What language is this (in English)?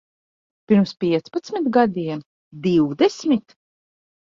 Latvian